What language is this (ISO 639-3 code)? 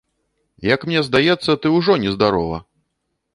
bel